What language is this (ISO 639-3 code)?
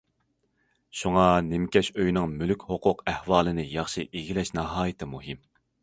uig